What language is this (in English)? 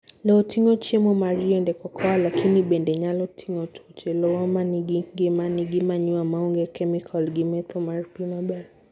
Luo (Kenya and Tanzania)